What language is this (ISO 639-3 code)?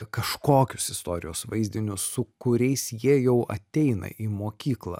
lit